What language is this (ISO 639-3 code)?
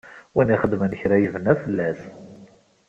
kab